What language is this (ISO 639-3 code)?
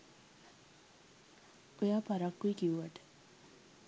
sin